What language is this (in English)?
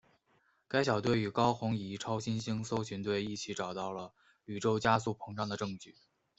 Chinese